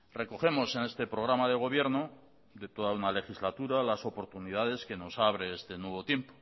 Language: Spanish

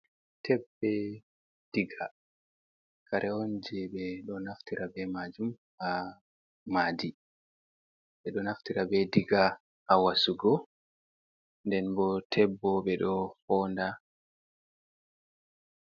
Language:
Fula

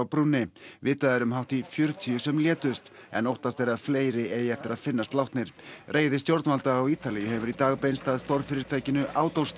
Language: Icelandic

